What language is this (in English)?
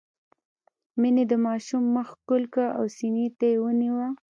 Pashto